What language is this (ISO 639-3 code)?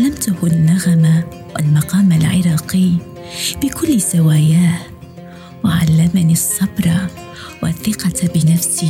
ara